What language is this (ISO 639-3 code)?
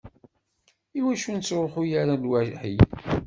kab